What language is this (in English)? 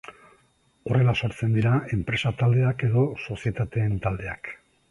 Basque